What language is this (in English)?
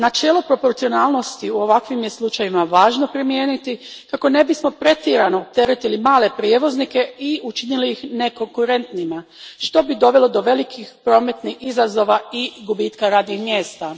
Croatian